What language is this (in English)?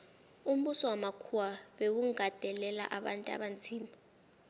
South Ndebele